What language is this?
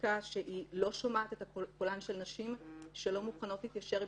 Hebrew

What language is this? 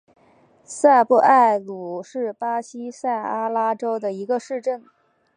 Chinese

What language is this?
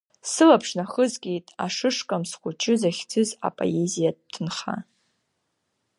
Abkhazian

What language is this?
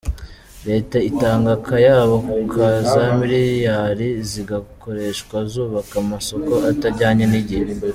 Kinyarwanda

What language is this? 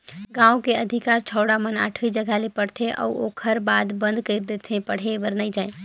Chhattisgarhi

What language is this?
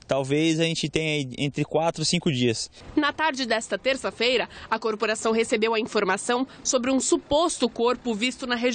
Portuguese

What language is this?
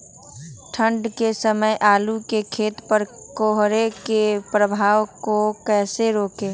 Magahi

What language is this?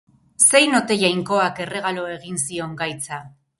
Basque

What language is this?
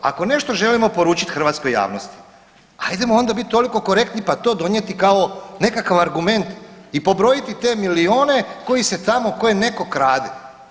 Croatian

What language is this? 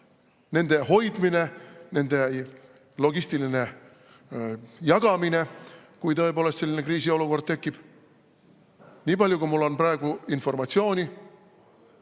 Estonian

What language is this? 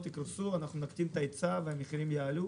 Hebrew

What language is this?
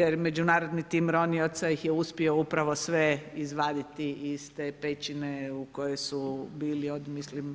Croatian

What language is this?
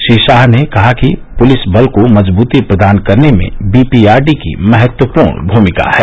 Hindi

